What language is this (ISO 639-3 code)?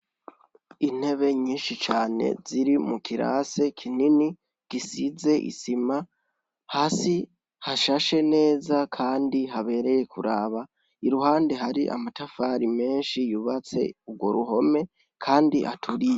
run